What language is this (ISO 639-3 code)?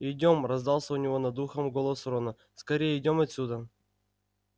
rus